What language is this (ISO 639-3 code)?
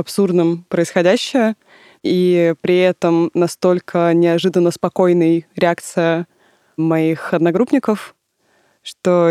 rus